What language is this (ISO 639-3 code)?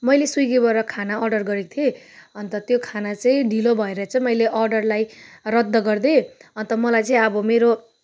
nep